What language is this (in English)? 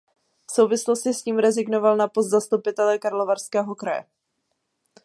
Czech